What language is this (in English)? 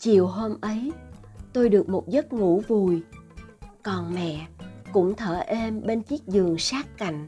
Vietnamese